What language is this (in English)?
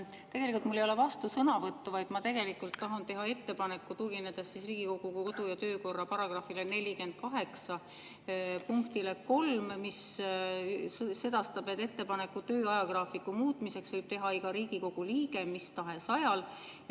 Estonian